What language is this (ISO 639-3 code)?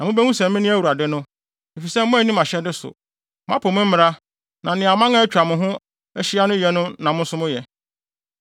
aka